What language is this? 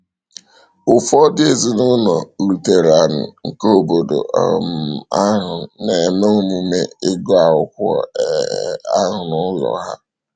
Igbo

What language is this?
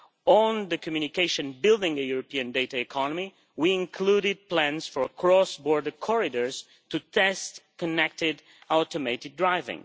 English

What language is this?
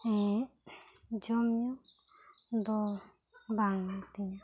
Santali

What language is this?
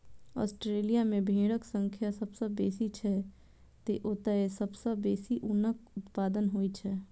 Maithili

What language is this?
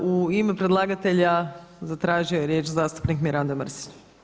Croatian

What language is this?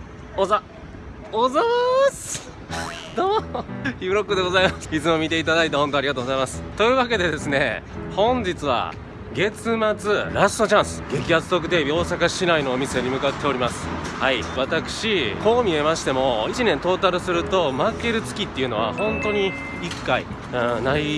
Japanese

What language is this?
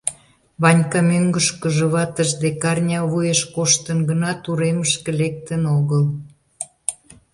Mari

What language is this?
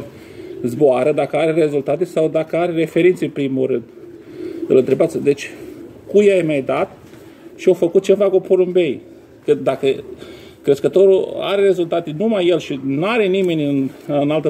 Romanian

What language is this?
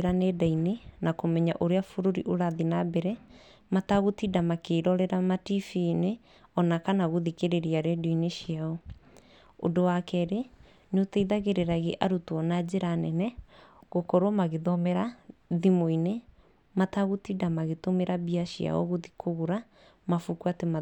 Kikuyu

